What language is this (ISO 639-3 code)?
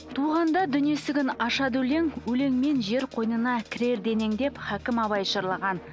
kaz